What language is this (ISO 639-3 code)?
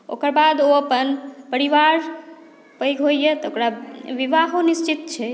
mai